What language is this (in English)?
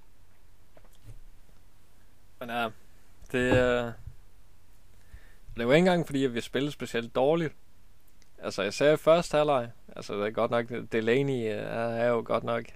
Danish